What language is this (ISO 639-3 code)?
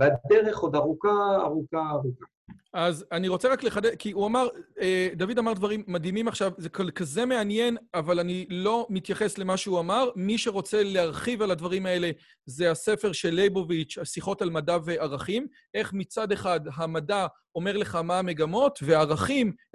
heb